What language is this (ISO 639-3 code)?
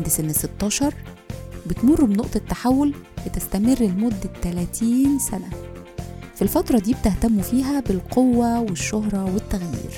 ara